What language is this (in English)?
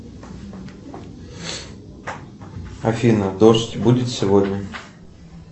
Russian